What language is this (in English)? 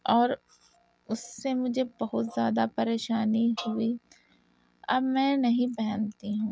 Urdu